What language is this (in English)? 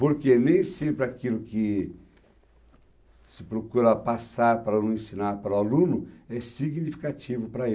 Portuguese